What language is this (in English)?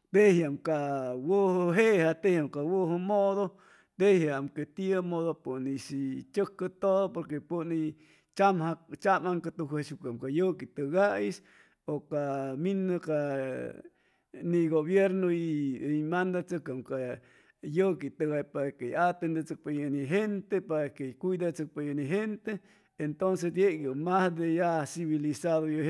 Chimalapa Zoque